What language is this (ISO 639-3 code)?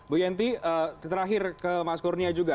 ind